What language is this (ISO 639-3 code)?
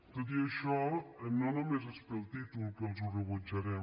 cat